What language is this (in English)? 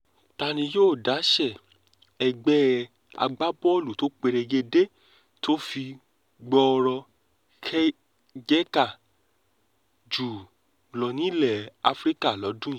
Yoruba